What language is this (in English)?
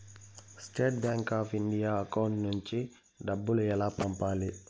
Telugu